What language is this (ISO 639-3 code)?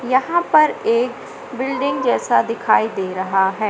hin